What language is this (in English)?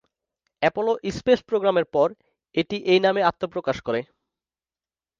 Bangla